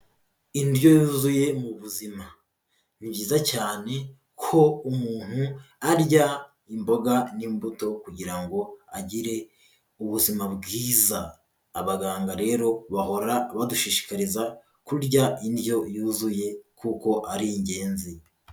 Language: Kinyarwanda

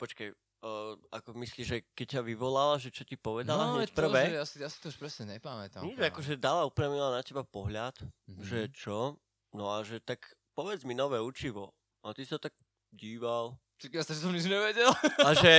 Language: Slovak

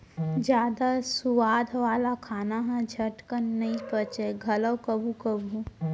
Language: Chhattisgarhi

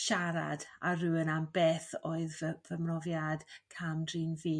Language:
Welsh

